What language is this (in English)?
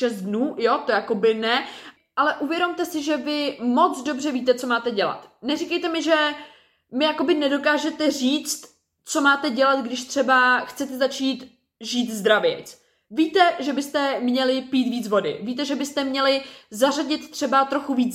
Czech